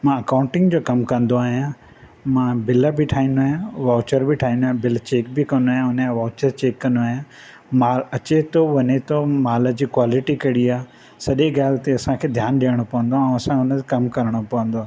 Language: Sindhi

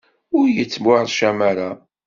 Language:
Kabyle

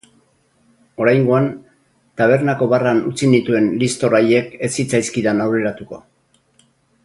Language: Basque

